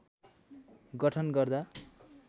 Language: Nepali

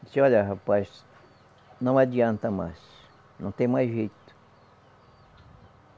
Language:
Portuguese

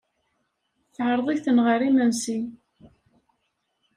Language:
Kabyle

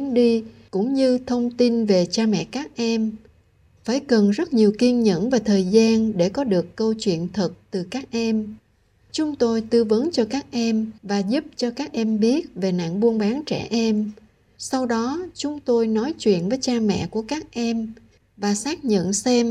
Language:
Vietnamese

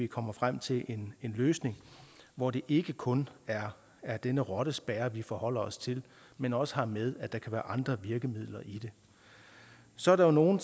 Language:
Danish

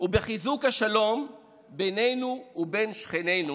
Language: Hebrew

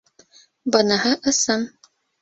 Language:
Bashkir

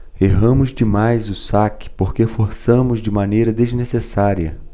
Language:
Portuguese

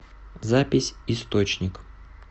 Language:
Russian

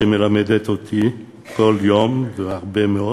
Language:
Hebrew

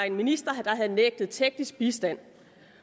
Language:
Danish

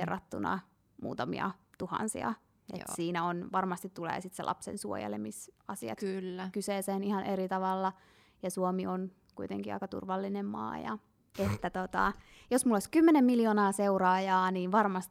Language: Finnish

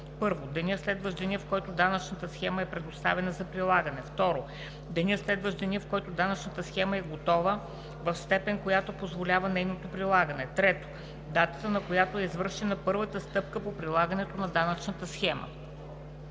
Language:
Bulgarian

